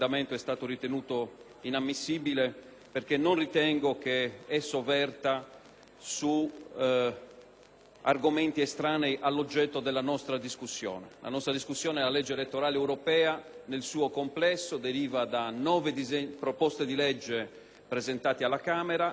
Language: Italian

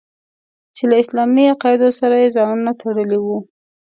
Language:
Pashto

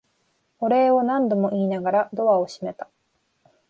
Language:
Japanese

